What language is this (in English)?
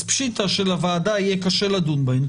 Hebrew